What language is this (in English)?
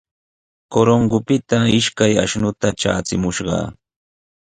Sihuas Ancash Quechua